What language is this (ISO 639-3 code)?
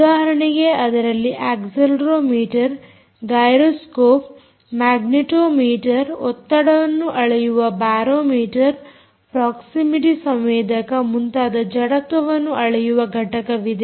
kan